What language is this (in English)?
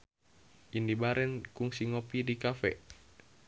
Sundanese